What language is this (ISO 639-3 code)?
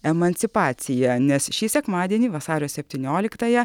lit